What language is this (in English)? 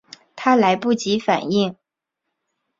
Chinese